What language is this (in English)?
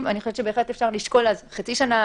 Hebrew